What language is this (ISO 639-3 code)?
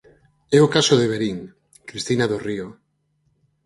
glg